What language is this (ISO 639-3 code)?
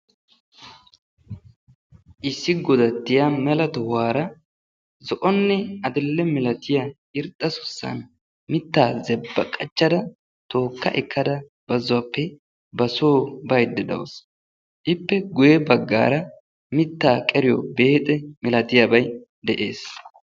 wal